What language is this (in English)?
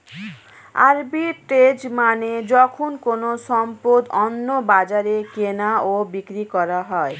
Bangla